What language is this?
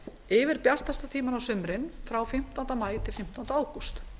Icelandic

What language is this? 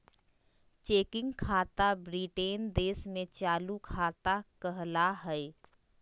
Magahi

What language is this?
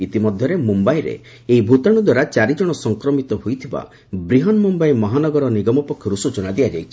Odia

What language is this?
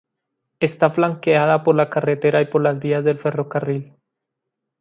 Spanish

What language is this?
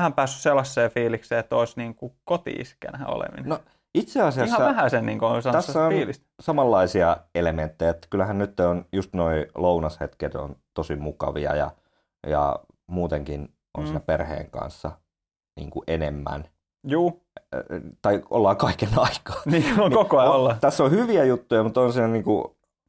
Finnish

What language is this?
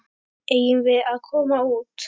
Icelandic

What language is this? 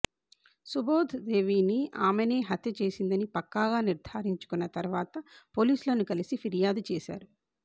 Telugu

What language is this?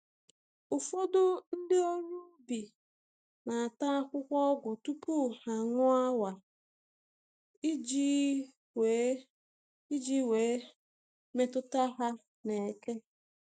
Igbo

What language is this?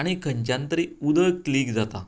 Konkani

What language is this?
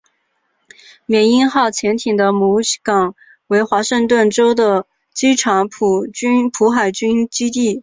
Chinese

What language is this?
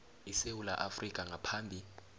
South Ndebele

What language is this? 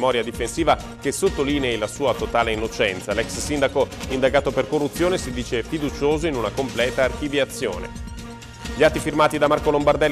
Italian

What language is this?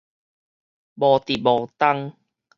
Min Nan Chinese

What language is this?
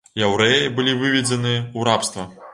Belarusian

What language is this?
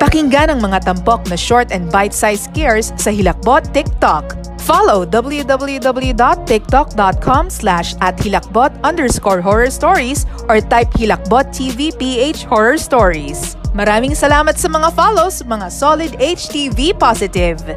Filipino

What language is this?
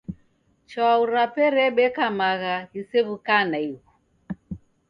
Taita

